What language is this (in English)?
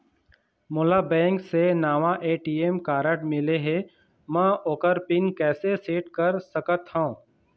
Chhattisgarhi